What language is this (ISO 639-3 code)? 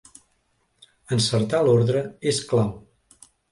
cat